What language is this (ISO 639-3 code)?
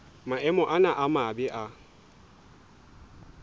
sot